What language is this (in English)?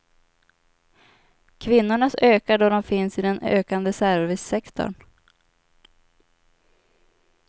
Swedish